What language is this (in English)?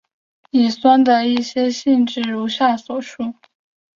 Chinese